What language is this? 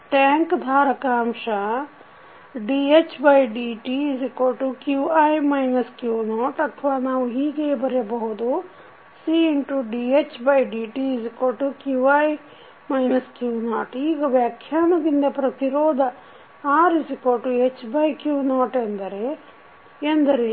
Kannada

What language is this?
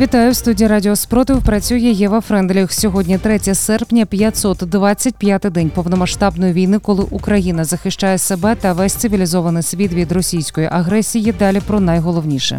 Ukrainian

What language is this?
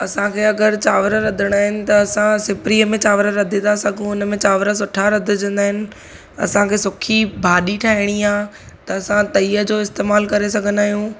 Sindhi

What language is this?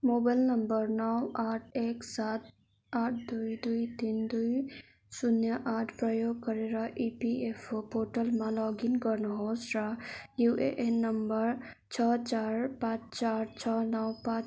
Nepali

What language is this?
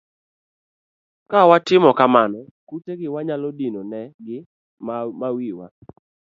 Luo (Kenya and Tanzania)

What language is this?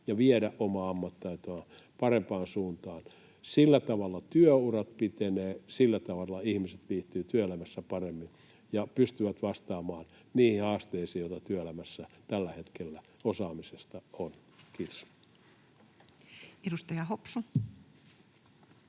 Finnish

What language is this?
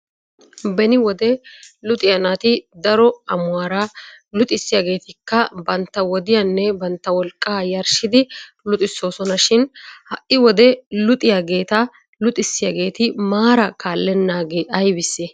Wolaytta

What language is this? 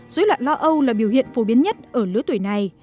Vietnamese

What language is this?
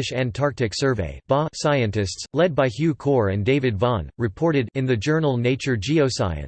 English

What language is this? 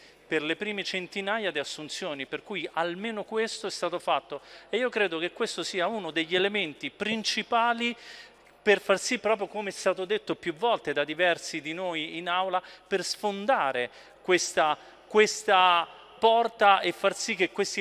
Italian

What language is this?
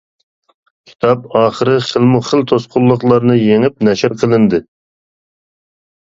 Uyghur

